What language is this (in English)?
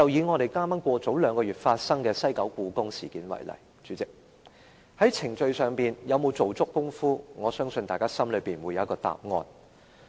Cantonese